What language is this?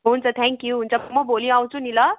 Nepali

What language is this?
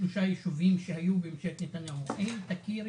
Hebrew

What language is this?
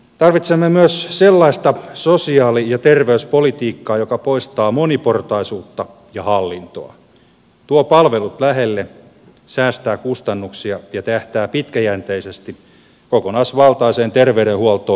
Finnish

